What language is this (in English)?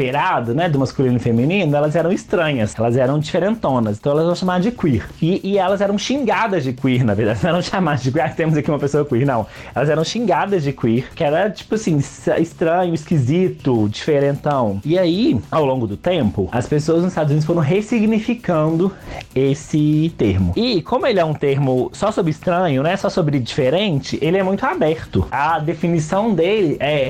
Portuguese